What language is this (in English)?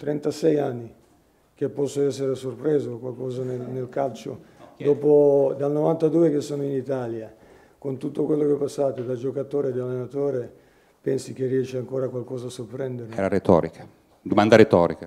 Italian